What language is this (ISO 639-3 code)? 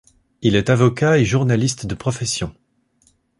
fra